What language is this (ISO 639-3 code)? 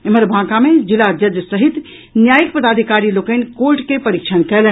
mai